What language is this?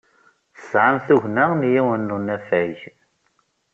Kabyle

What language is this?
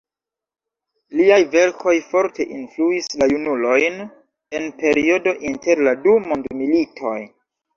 Esperanto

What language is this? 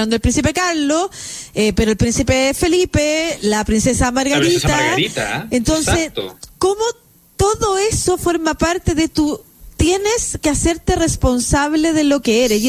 Spanish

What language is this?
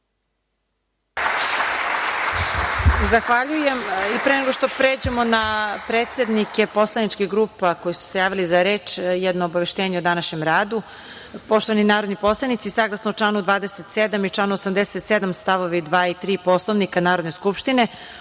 Serbian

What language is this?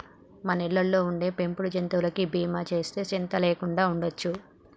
Telugu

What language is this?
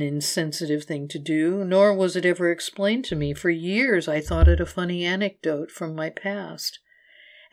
English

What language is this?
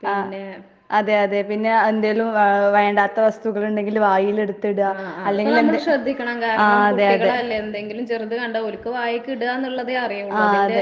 Malayalam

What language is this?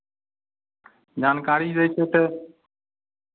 Maithili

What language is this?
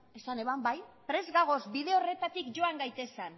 Basque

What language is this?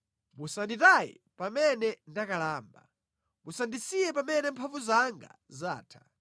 Nyanja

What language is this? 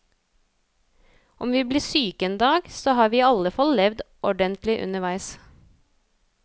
Norwegian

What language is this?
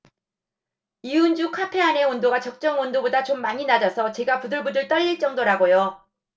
Korean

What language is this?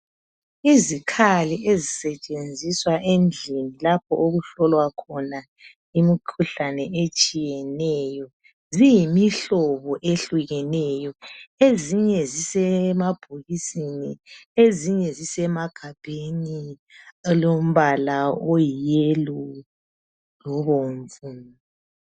North Ndebele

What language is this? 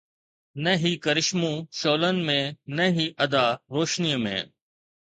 Sindhi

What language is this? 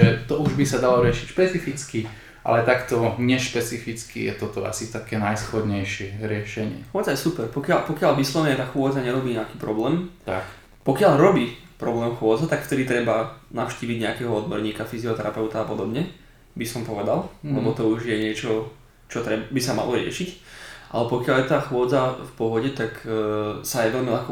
Slovak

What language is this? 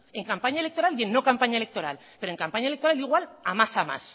Spanish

